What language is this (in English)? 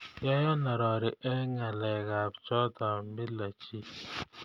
Kalenjin